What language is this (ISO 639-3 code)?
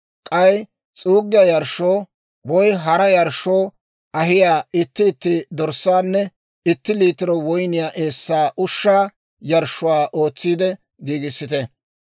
dwr